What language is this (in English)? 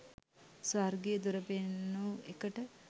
Sinhala